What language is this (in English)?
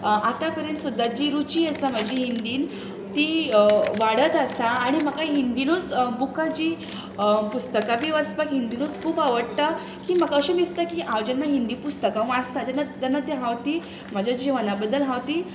Konkani